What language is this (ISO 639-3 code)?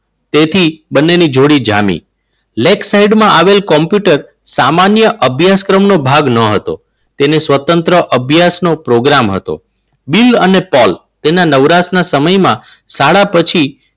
guj